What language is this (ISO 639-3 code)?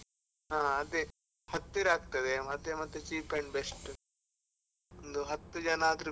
kan